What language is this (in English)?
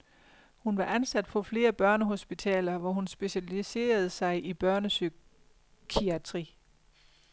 Danish